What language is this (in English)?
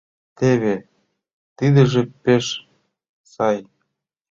Mari